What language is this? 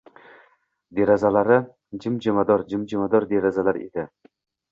Uzbek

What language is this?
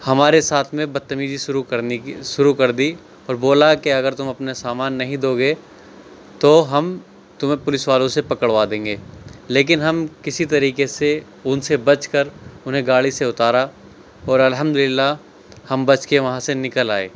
Urdu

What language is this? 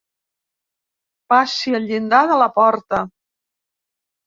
Catalan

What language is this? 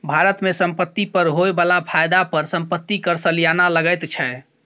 Maithili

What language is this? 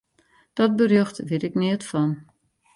Western Frisian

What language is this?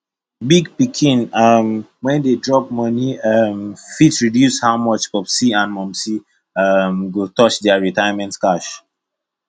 Nigerian Pidgin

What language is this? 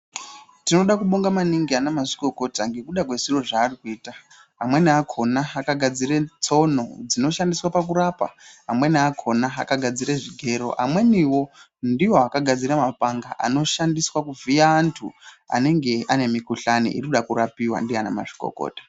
Ndau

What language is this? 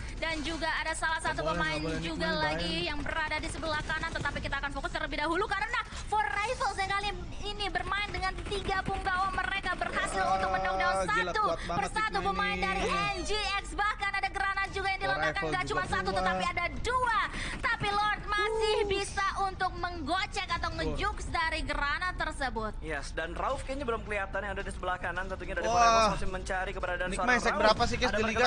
Indonesian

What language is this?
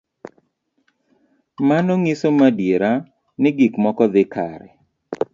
Luo (Kenya and Tanzania)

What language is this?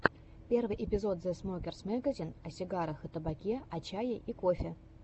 Russian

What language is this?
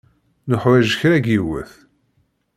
Kabyle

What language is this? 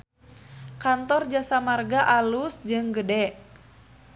Sundanese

